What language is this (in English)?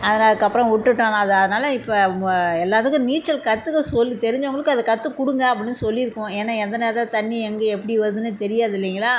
Tamil